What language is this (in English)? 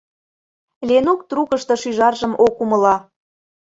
Mari